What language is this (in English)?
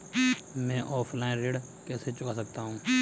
Hindi